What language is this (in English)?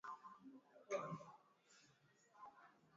Swahili